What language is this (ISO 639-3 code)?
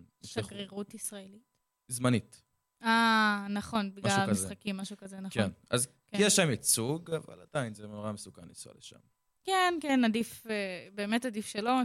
heb